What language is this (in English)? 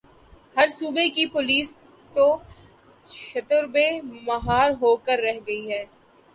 Urdu